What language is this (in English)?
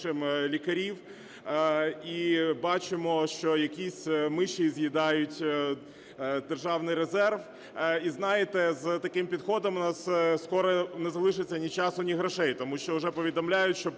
Ukrainian